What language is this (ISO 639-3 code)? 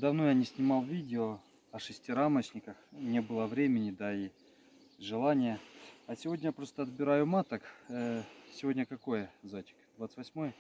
rus